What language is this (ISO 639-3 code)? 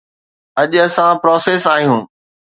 snd